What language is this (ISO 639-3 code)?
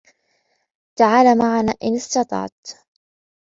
ara